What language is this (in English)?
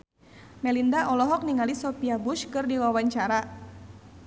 Sundanese